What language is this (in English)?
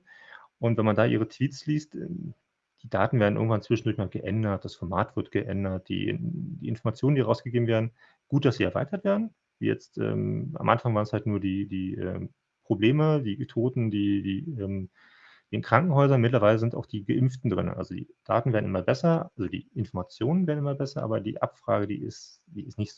German